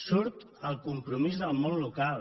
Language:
Catalan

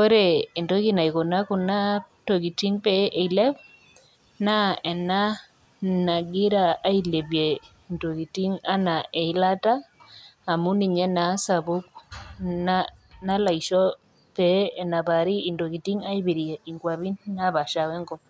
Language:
Masai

